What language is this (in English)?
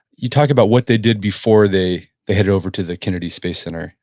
English